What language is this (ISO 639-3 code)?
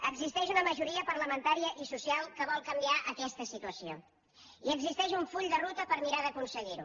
cat